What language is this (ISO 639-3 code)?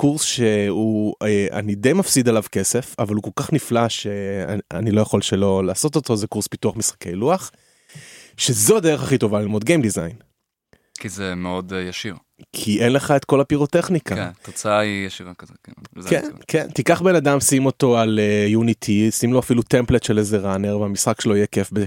heb